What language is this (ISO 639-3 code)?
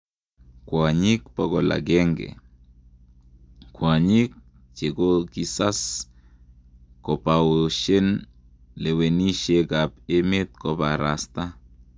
kln